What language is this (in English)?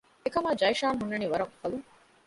Divehi